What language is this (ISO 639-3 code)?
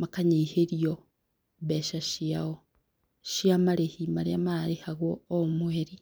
kik